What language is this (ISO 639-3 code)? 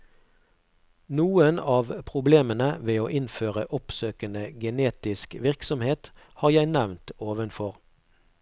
nor